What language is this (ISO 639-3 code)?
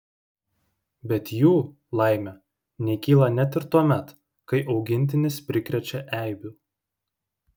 lit